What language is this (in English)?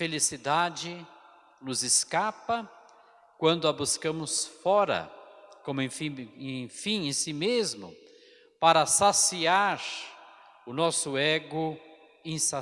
Portuguese